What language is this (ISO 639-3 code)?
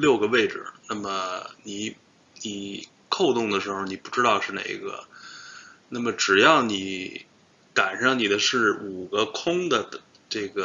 zho